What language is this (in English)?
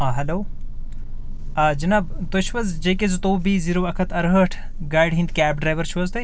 Kashmiri